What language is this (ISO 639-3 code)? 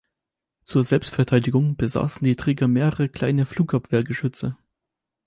deu